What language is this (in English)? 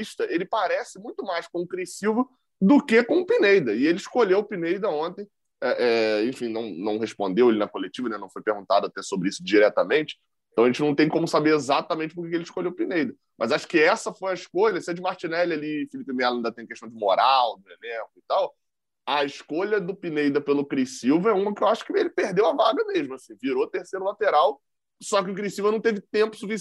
Portuguese